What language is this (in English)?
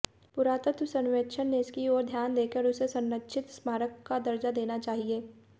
Hindi